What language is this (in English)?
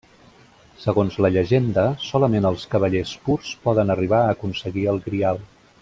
Catalan